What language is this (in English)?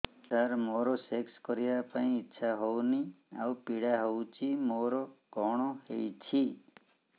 Odia